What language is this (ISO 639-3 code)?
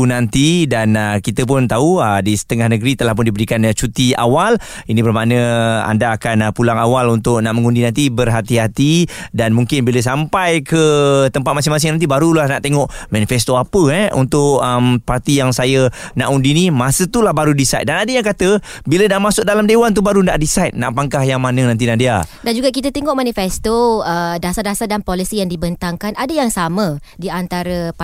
msa